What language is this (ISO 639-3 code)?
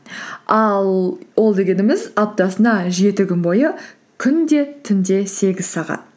kaz